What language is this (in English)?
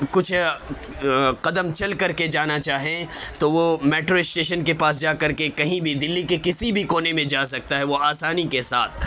Urdu